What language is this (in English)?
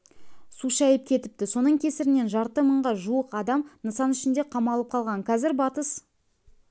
Kazakh